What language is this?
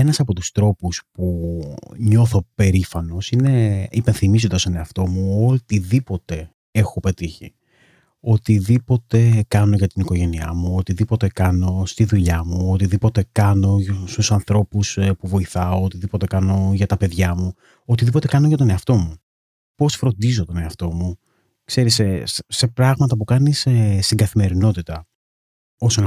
Greek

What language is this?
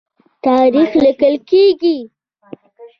Pashto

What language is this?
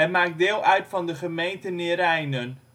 Dutch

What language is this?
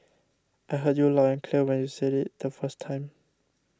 English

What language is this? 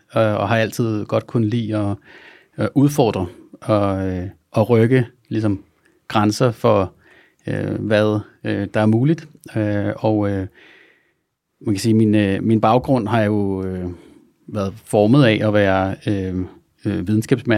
Danish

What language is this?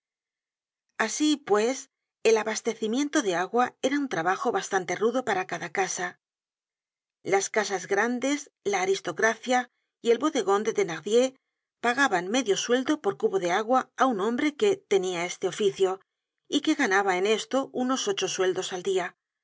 Spanish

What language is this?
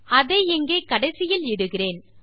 Tamil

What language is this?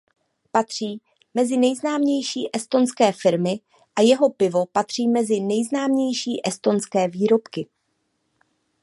Czech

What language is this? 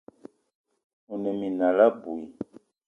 Eton (Cameroon)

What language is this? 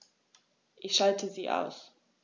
German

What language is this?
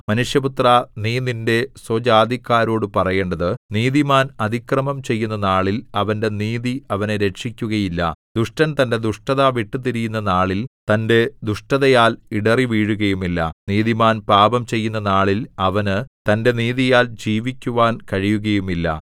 Malayalam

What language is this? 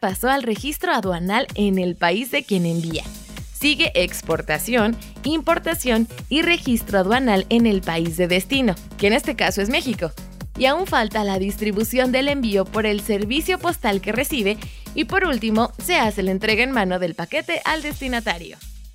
Spanish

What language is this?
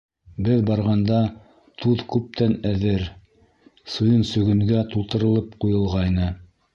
Bashkir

